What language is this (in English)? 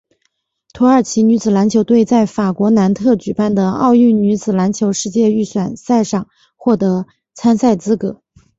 Chinese